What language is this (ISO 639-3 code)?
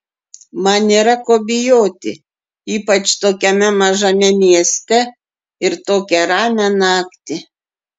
lit